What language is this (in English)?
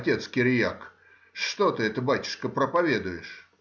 Russian